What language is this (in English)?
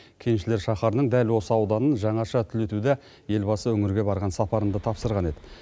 Kazakh